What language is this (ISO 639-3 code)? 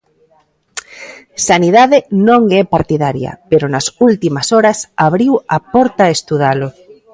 glg